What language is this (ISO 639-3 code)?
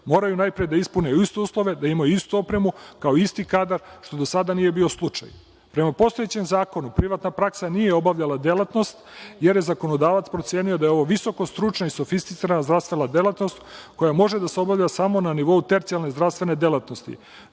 srp